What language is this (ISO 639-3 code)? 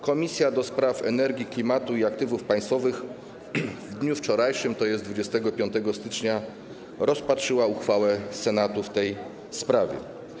pol